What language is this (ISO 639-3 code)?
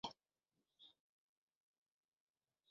zho